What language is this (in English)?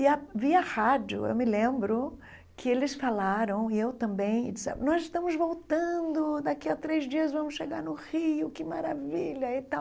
Portuguese